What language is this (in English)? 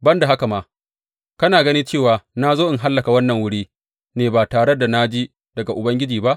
Hausa